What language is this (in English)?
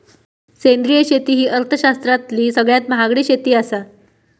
Marathi